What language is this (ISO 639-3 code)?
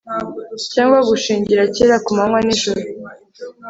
kin